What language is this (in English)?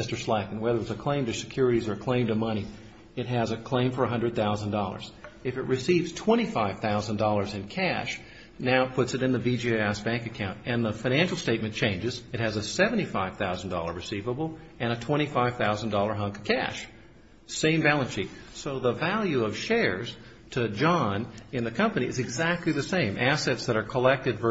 English